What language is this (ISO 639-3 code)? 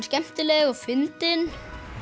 isl